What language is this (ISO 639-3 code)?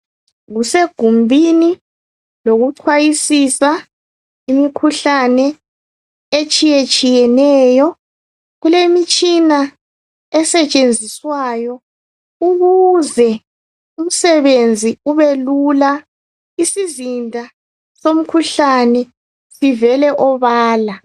nde